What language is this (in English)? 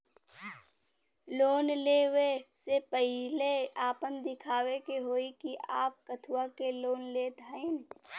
Bhojpuri